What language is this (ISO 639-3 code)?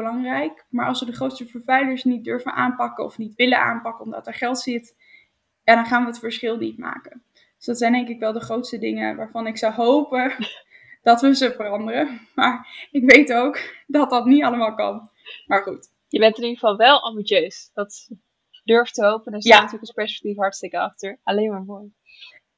nld